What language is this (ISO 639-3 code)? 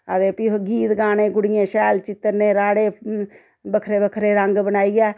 doi